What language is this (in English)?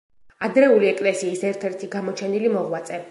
Georgian